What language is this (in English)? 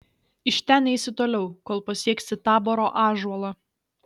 Lithuanian